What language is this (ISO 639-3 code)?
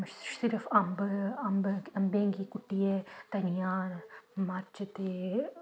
doi